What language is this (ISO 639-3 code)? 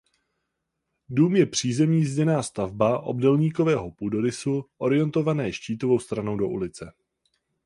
ces